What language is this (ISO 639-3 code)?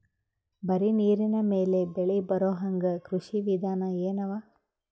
kan